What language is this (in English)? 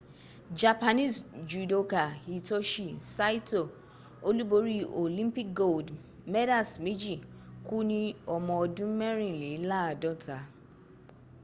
Yoruba